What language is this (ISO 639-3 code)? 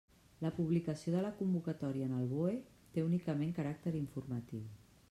cat